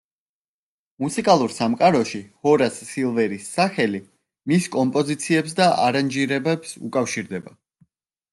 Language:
Georgian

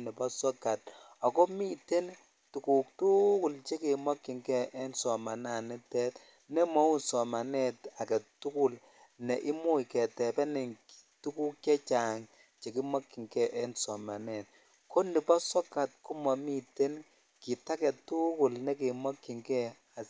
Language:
Kalenjin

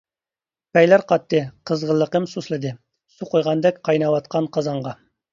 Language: Uyghur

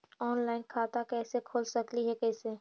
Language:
Magahi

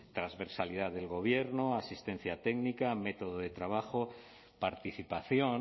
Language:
Spanish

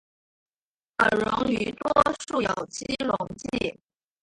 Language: Chinese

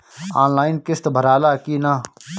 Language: Bhojpuri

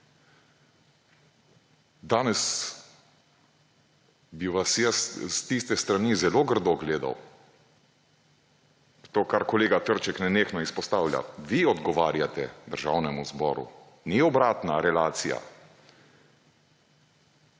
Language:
Slovenian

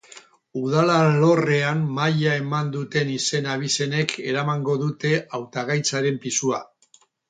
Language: Basque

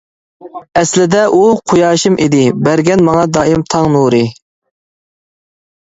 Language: Uyghur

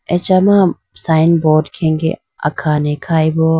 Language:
Idu-Mishmi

